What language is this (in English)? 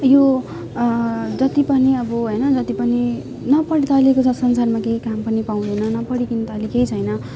Nepali